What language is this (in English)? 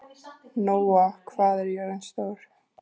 Icelandic